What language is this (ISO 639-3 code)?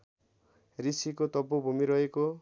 nep